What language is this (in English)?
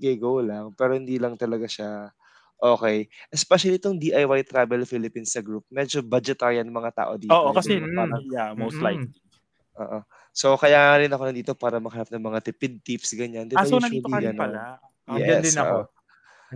Filipino